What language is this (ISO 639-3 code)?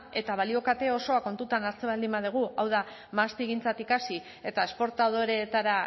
eus